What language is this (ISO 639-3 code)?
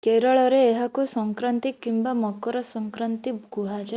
ori